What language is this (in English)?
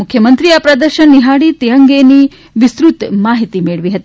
Gujarati